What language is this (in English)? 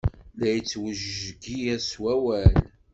Kabyle